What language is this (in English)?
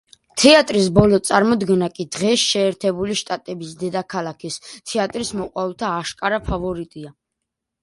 Georgian